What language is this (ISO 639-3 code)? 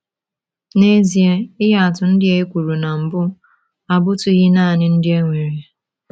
ibo